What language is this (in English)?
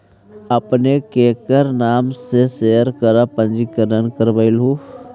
Magahi